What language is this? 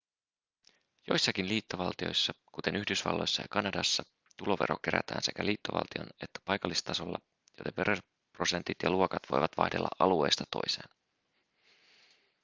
Finnish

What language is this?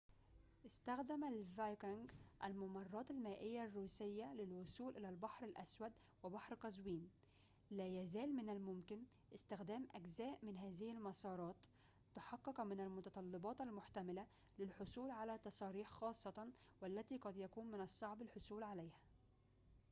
Arabic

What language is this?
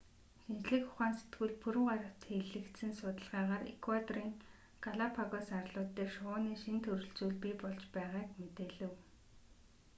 Mongolian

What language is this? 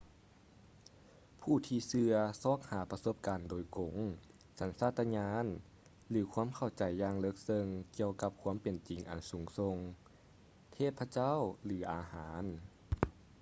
Lao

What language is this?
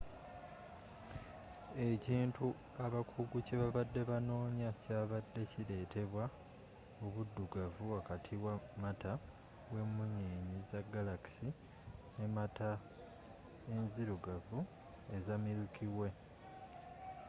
Ganda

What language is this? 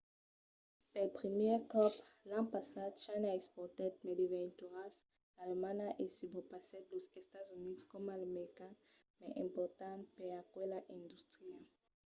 Occitan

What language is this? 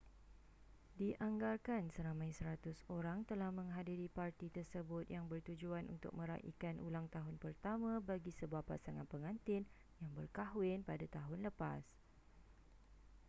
Malay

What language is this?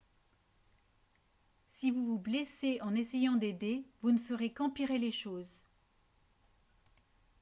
French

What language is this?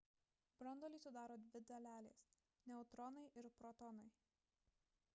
Lithuanian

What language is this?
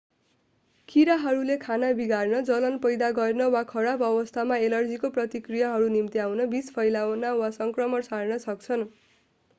Nepali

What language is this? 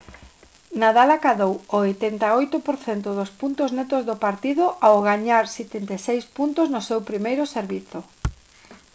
Galician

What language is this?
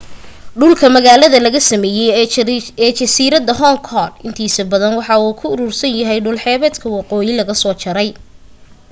Somali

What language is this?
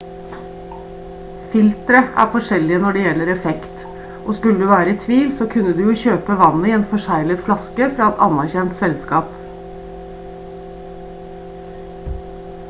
Norwegian Bokmål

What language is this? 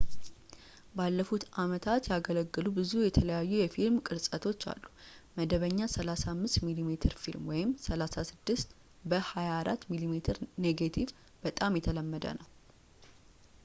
Amharic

